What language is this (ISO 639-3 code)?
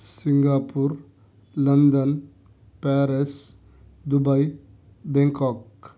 urd